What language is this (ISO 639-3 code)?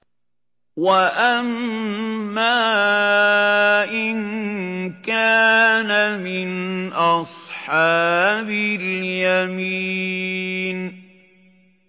ara